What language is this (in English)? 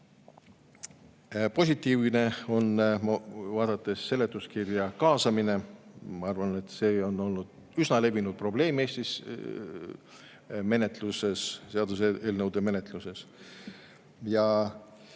Estonian